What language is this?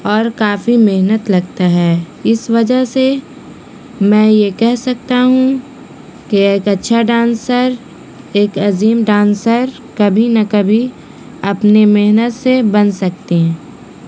Urdu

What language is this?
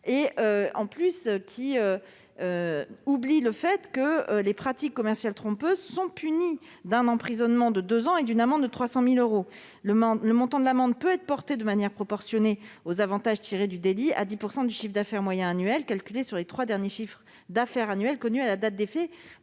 French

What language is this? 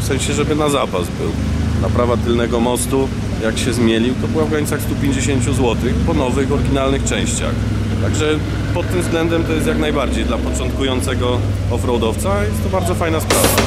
Polish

